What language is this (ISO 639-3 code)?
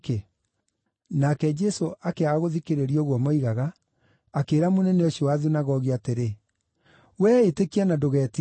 kik